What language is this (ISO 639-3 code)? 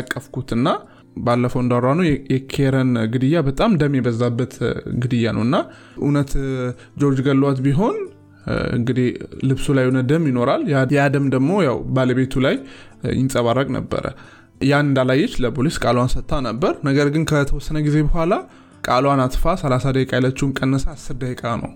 amh